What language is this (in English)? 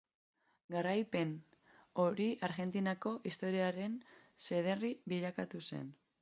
Basque